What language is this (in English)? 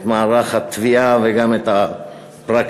Hebrew